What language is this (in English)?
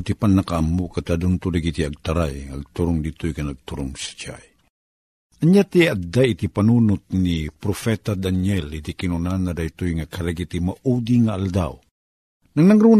Filipino